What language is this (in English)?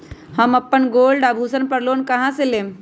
Magahi